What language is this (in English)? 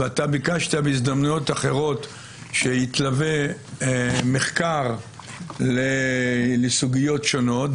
Hebrew